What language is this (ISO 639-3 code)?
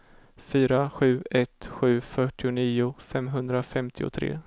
swe